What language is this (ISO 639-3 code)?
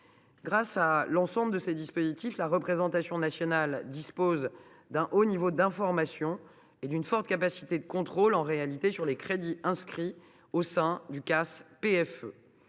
fra